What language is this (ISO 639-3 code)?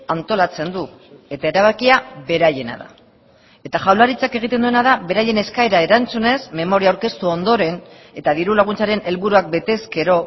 eus